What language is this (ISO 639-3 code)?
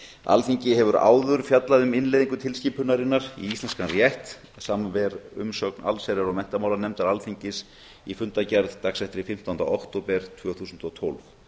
isl